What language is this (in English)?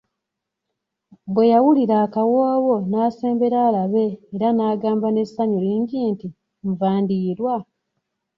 Ganda